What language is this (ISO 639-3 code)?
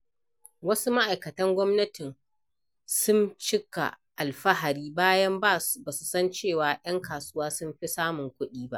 hau